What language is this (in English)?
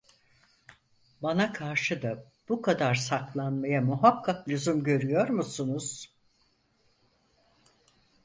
Turkish